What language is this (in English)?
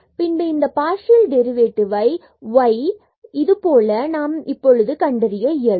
Tamil